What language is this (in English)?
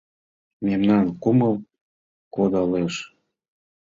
Mari